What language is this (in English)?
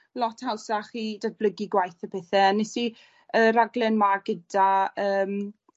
Welsh